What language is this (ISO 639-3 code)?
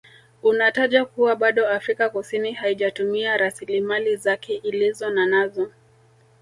swa